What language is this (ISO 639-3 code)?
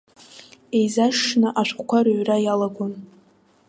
abk